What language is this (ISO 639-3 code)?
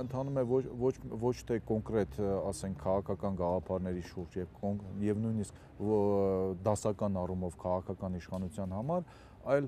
ron